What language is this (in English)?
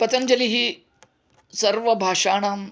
Sanskrit